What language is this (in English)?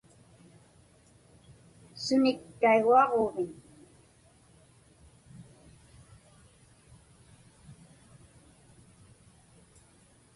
Inupiaq